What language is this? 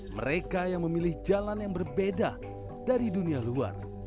Indonesian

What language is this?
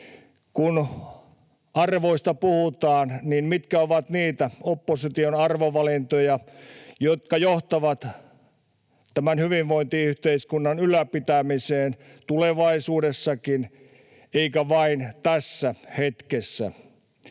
Finnish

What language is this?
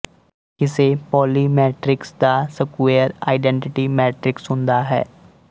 Punjabi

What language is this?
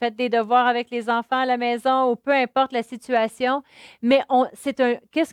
French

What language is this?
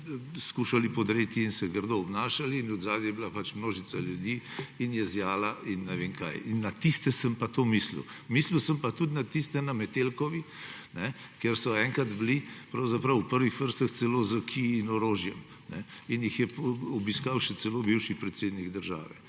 Slovenian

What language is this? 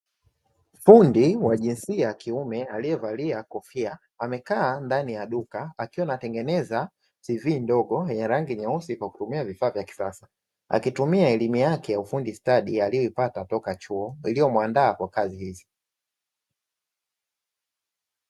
Swahili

